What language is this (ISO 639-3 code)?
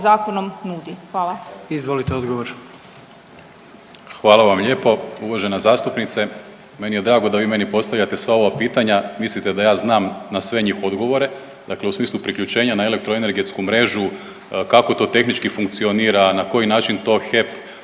hrv